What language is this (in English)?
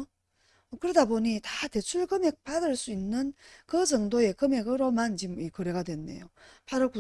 Korean